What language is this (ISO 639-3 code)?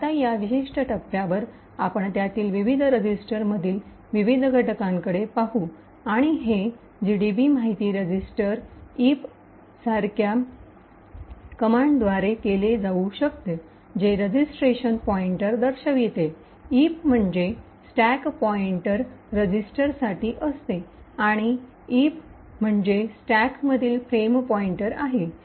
mar